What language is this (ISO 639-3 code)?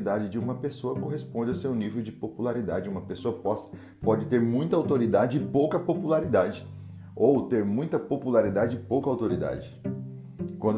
por